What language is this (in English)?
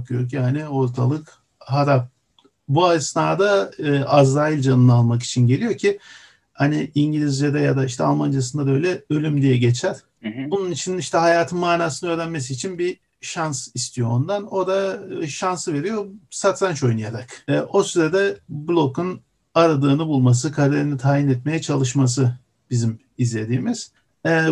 Turkish